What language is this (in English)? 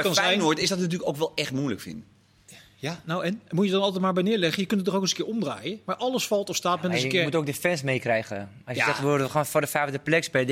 Dutch